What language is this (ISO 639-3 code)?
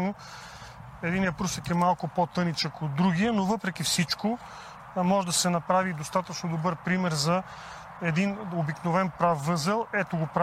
bul